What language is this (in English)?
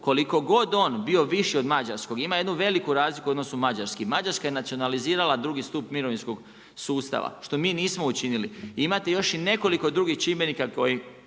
Croatian